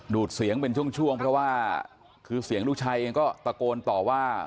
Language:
Thai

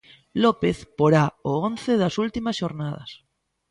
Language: Galician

